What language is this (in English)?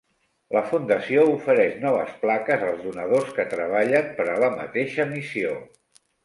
Catalan